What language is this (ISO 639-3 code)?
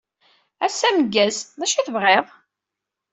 kab